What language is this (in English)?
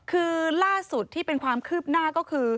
Thai